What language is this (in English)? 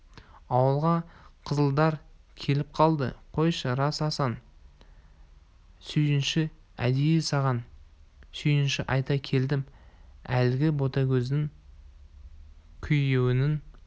Kazakh